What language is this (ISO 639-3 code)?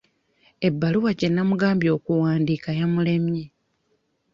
lug